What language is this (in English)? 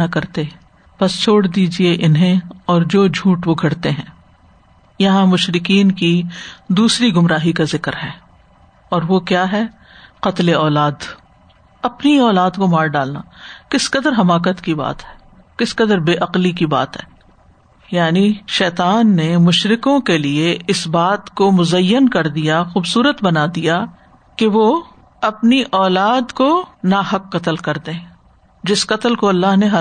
Urdu